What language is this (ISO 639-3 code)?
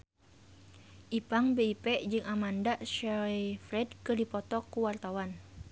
sun